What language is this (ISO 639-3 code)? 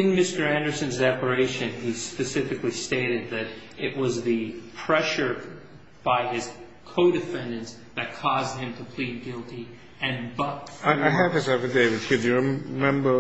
eng